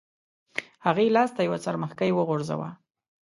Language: Pashto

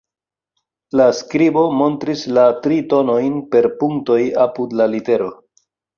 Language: Esperanto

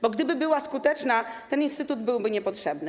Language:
Polish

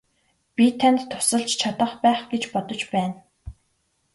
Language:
Mongolian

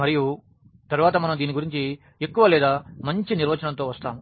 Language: Telugu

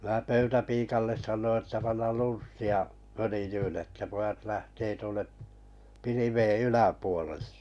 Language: Finnish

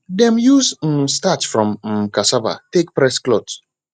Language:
Nigerian Pidgin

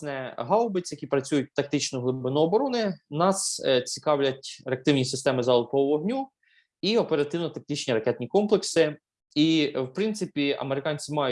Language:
Ukrainian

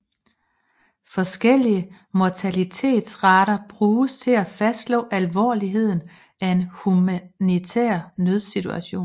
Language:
Danish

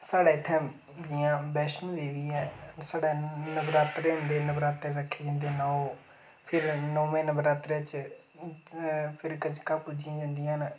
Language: Dogri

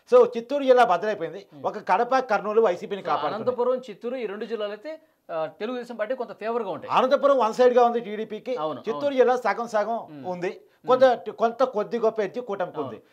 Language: Telugu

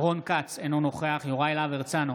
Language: Hebrew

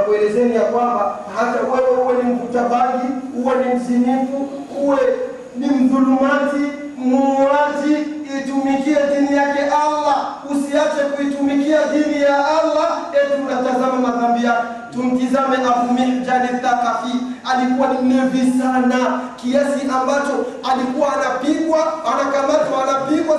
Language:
Swahili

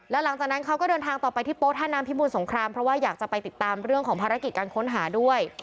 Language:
Thai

